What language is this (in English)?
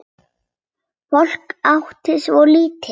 Icelandic